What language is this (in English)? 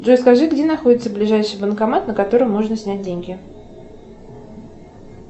Russian